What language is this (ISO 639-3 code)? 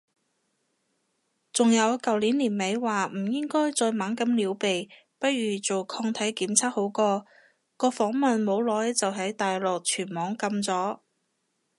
yue